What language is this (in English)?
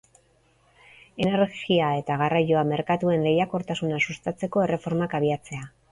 Basque